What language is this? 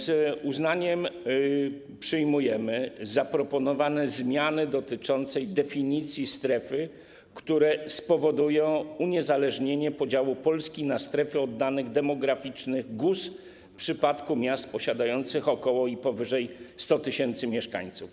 Polish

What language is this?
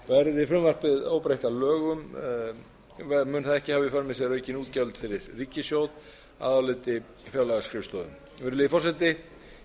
Icelandic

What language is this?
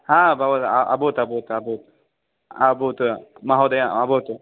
Sanskrit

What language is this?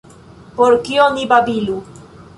Esperanto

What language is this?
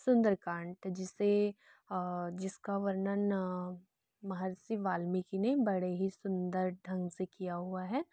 Hindi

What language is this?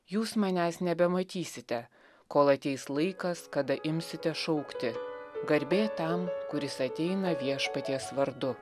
Lithuanian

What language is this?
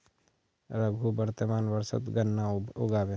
Magahi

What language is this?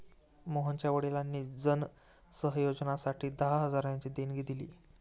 Marathi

